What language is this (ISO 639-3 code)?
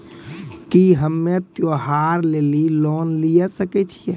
mai